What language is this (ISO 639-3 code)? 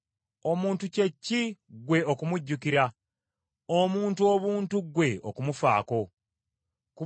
lug